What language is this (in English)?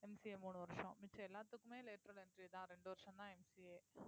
Tamil